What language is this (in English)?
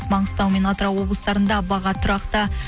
Kazakh